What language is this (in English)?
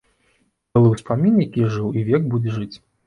Belarusian